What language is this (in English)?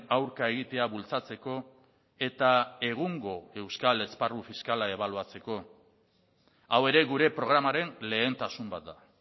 Basque